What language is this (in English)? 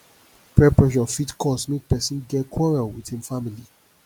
Nigerian Pidgin